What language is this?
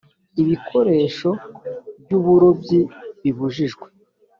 Kinyarwanda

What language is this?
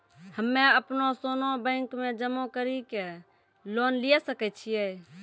Maithili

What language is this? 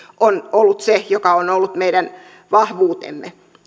Finnish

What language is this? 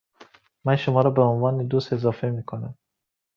Persian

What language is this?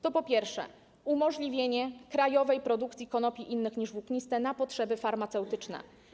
Polish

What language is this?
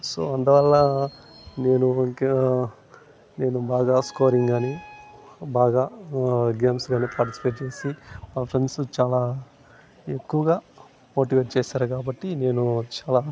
Telugu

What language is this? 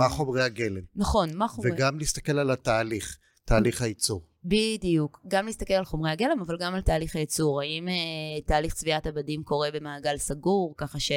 Hebrew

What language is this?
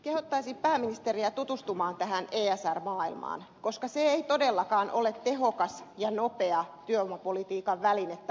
Finnish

